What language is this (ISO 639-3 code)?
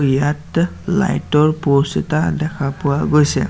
asm